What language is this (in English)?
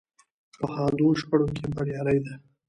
Pashto